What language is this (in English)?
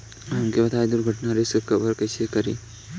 Bhojpuri